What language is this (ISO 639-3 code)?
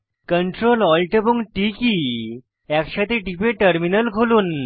ben